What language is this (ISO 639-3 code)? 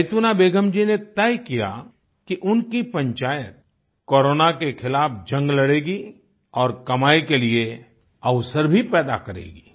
hin